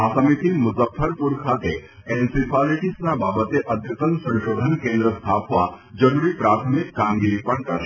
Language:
Gujarati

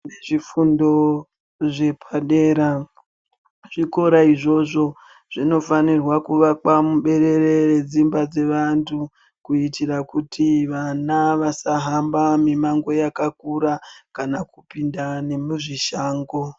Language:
Ndau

